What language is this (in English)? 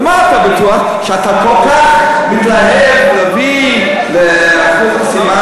Hebrew